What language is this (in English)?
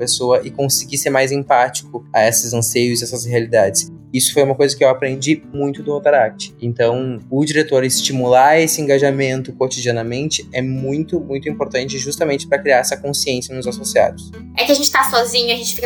Portuguese